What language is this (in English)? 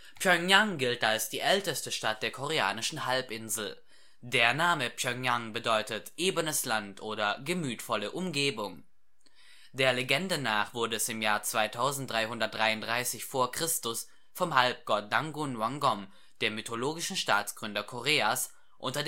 German